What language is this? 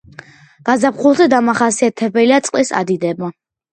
Georgian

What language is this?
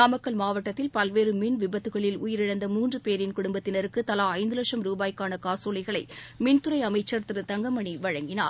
Tamil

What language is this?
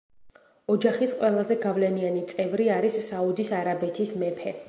Georgian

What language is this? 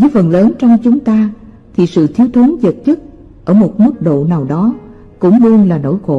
Vietnamese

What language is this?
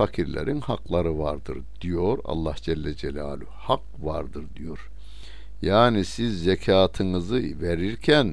Turkish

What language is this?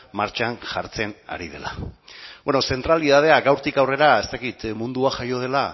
Basque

